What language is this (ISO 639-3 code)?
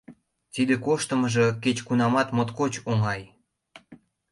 chm